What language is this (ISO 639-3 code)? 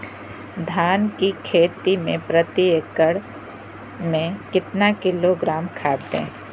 mag